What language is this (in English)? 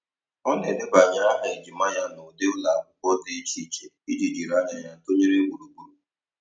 Igbo